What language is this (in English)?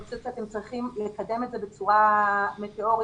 Hebrew